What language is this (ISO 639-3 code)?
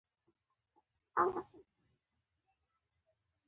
pus